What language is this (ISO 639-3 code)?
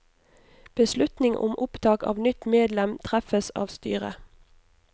nor